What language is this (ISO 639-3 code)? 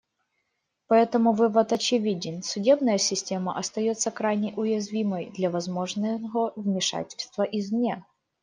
rus